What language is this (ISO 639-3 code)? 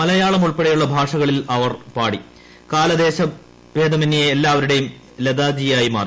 mal